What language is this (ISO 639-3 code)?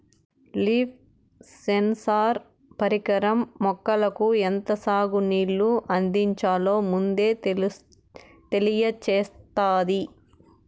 tel